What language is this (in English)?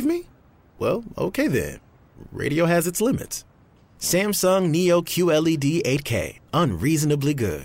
Turkish